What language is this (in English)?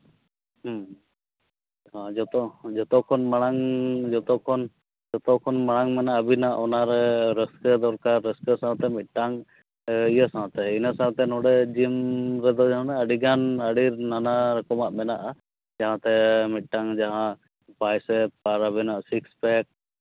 Santali